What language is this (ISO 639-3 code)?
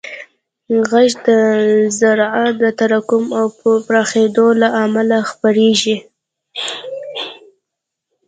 pus